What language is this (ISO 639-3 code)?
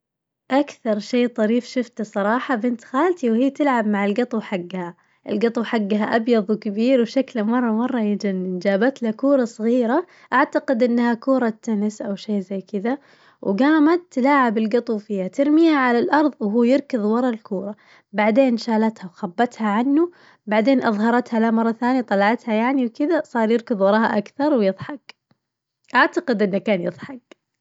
ars